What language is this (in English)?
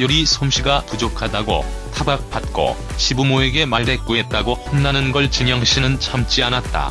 Korean